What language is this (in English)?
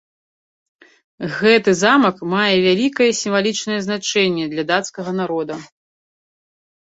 Belarusian